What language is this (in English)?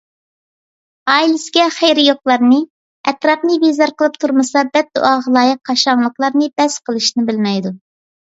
Uyghur